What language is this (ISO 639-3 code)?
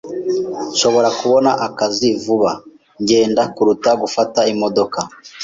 kin